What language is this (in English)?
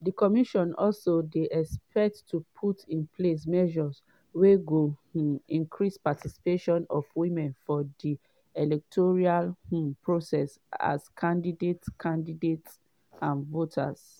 Nigerian Pidgin